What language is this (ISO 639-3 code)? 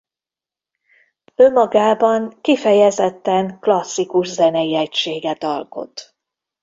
hun